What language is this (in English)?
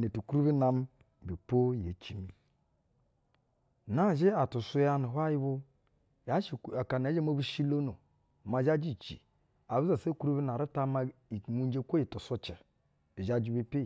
Basa (Nigeria)